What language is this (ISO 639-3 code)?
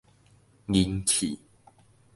nan